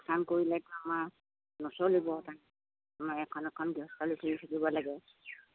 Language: Assamese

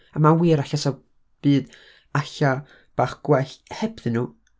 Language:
Welsh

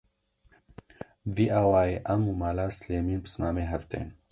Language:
Kurdish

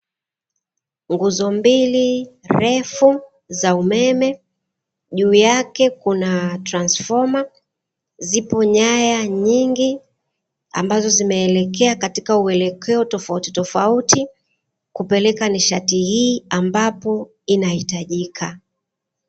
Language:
Swahili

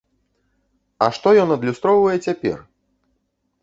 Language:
Belarusian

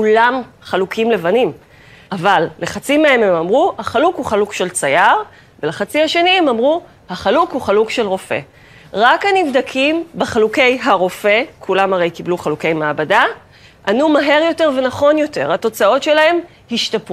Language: Hebrew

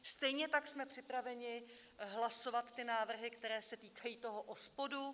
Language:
Czech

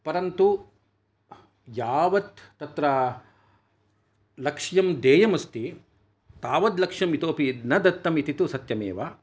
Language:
Sanskrit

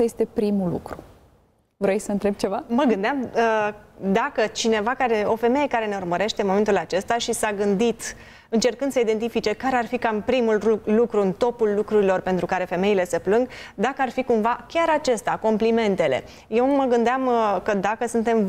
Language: Romanian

